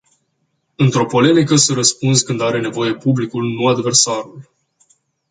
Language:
Romanian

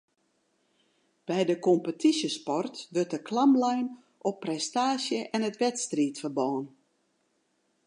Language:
Western Frisian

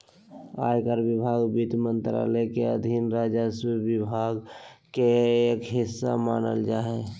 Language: Magahi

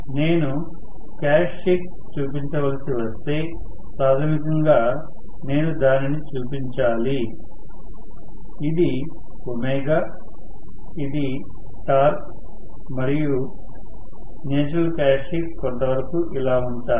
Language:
Telugu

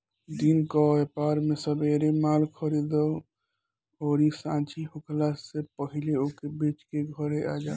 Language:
Bhojpuri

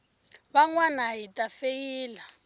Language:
Tsonga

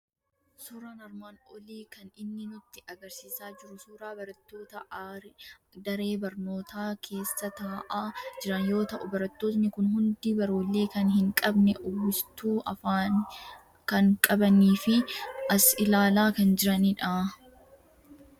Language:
Oromo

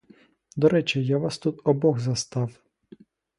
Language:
Ukrainian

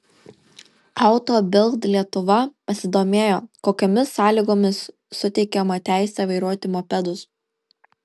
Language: Lithuanian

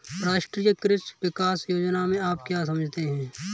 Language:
Hindi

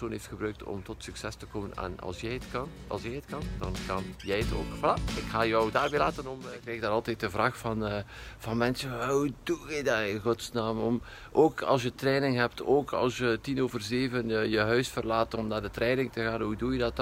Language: Dutch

